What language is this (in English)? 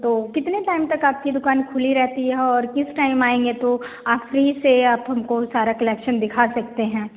Hindi